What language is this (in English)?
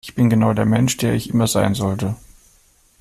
German